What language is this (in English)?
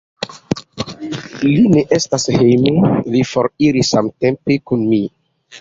Esperanto